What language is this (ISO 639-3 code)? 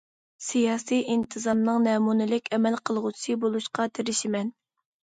uig